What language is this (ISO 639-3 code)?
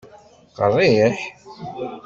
kab